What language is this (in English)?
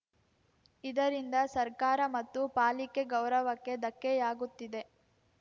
Kannada